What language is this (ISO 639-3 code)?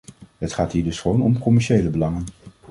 nld